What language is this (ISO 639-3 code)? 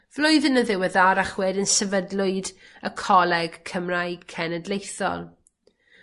cym